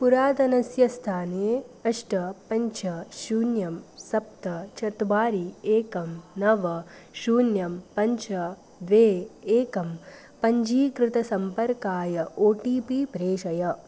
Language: Sanskrit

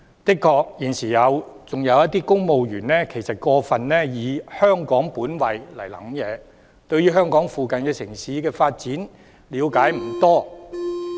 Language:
Cantonese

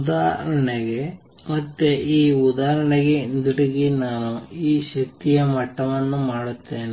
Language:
Kannada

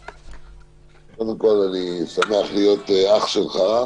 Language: Hebrew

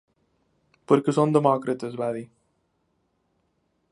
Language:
Catalan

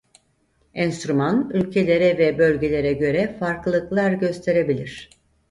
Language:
Turkish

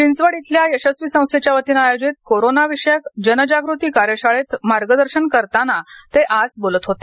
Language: Marathi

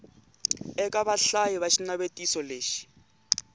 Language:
Tsonga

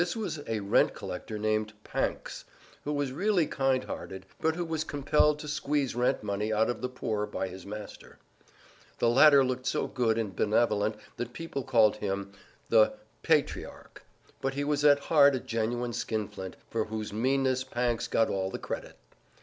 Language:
English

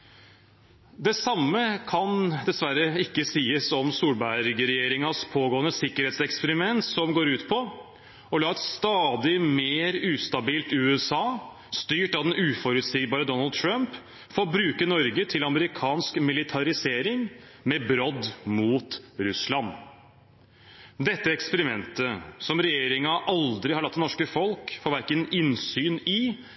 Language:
Norwegian Bokmål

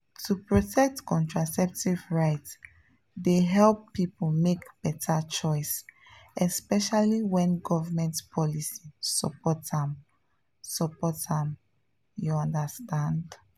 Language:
Nigerian Pidgin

